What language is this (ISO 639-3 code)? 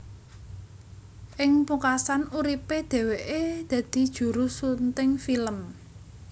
jav